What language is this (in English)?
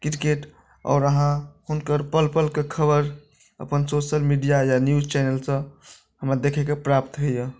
Maithili